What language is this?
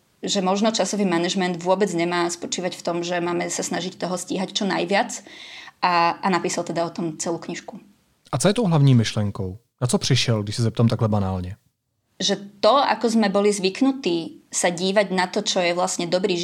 Czech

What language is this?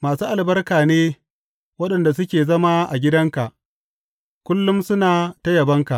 Hausa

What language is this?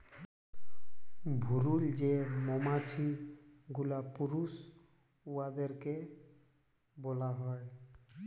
Bangla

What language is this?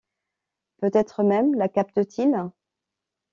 French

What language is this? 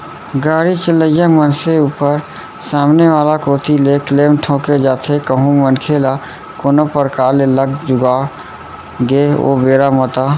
Chhattisgarhi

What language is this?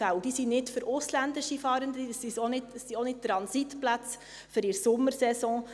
Swiss German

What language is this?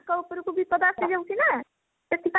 Odia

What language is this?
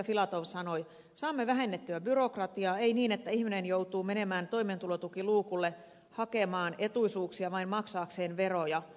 Finnish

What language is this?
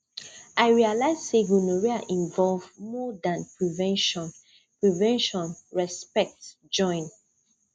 Nigerian Pidgin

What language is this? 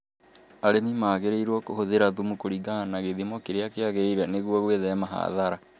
Kikuyu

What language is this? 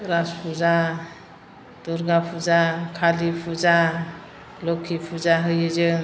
Bodo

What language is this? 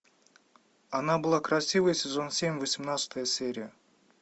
Russian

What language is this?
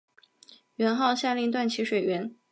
Chinese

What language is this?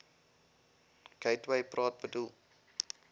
Afrikaans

